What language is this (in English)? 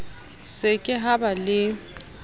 Southern Sotho